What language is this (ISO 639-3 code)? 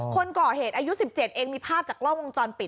tha